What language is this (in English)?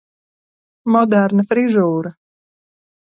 Latvian